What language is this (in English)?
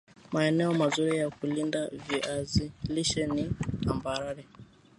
Swahili